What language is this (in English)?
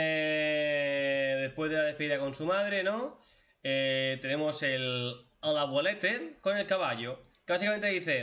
Spanish